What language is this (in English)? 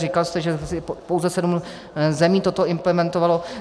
Czech